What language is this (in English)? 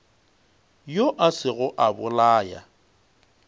Northern Sotho